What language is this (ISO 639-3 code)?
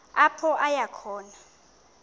xho